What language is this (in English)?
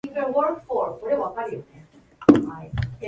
Japanese